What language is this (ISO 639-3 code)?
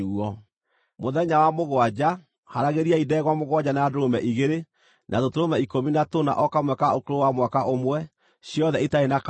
kik